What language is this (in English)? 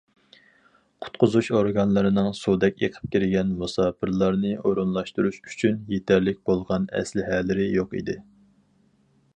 Uyghur